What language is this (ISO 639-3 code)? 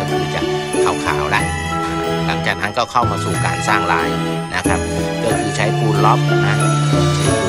tha